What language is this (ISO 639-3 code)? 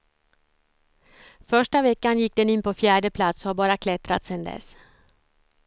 swe